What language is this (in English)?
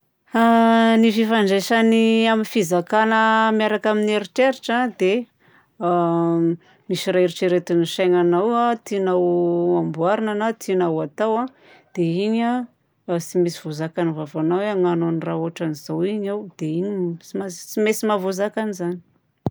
Southern Betsimisaraka Malagasy